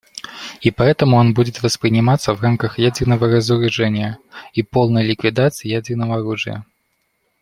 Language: Russian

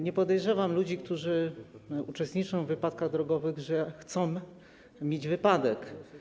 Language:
Polish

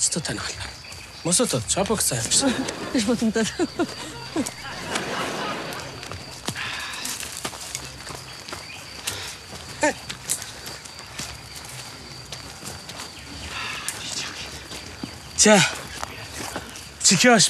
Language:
Romanian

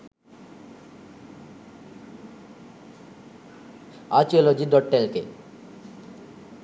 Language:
Sinhala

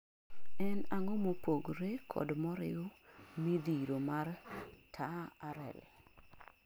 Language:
Luo (Kenya and Tanzania)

